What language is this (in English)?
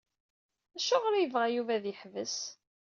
Kabyle